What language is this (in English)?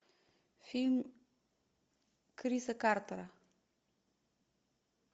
Russian